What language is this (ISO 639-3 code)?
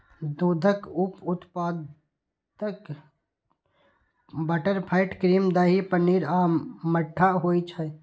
mai